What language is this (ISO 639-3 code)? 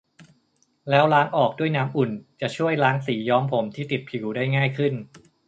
tha